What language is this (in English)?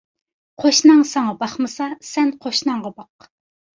Uyghur